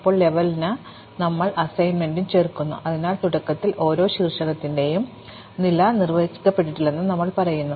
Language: Malayalam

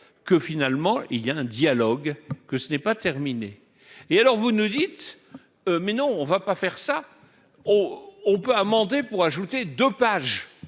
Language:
French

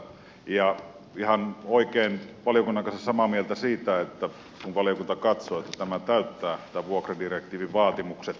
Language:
Finnish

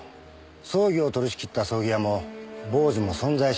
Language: Japanese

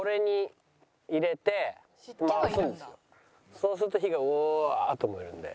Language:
Japanese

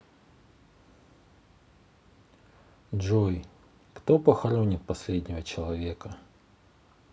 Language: Russian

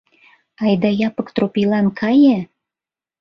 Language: Mari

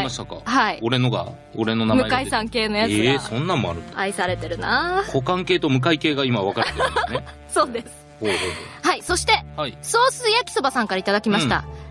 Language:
Japanese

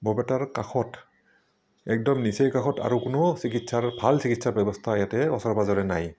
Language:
Assamese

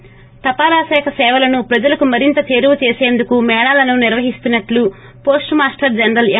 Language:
Telugu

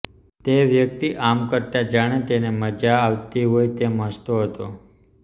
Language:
Gujarati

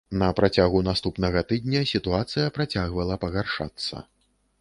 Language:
Belarusian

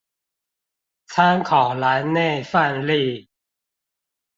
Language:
Chinese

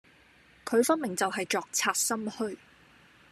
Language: Cantonese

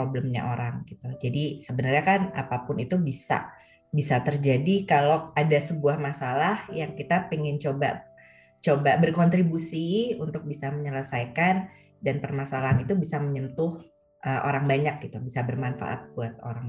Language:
Indonesian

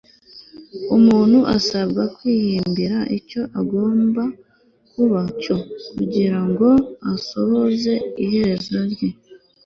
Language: Kinyarwanda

